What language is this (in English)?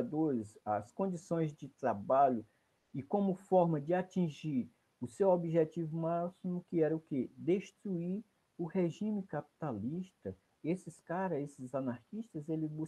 Portuguese